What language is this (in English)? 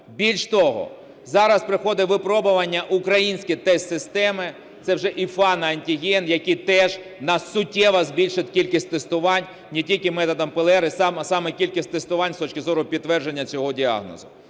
Ukrainian